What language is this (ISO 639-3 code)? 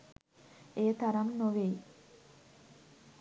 sin